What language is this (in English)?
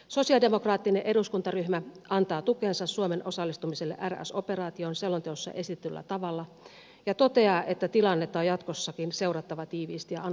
Finnish